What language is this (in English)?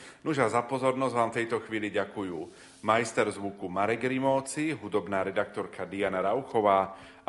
Slovak